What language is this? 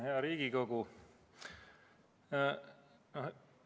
Estonian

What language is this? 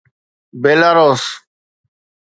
Sindhi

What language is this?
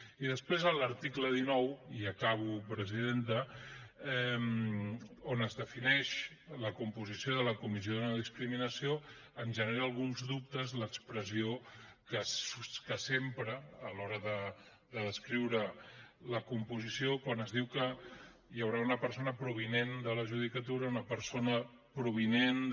Catalan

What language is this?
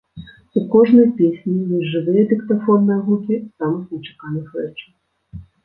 Belarusian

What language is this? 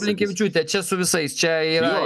Lithuanian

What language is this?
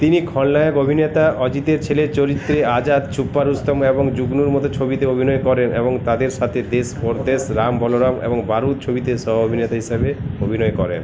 Bangla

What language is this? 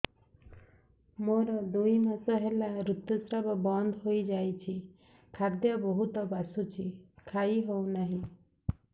Odia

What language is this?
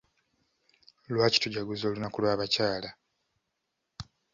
Ganda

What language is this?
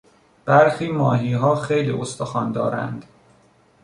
Persian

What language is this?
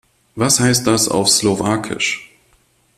German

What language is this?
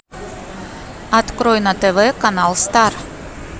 Russian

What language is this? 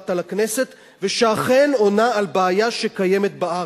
Hebrew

